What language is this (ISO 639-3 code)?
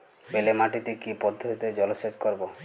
ben